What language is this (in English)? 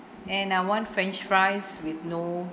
English